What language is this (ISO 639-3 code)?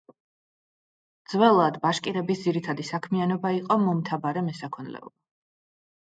kat